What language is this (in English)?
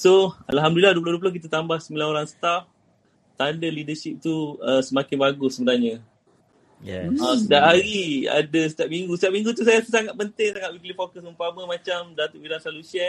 Malay